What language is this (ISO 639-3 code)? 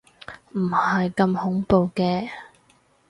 yue